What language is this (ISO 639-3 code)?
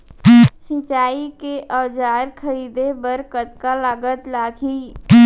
hne